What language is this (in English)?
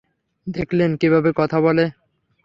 Bangla